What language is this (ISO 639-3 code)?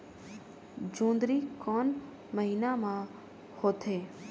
hne